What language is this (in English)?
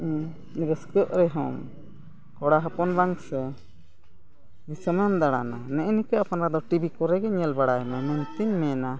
Santali